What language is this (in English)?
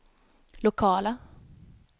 Swedish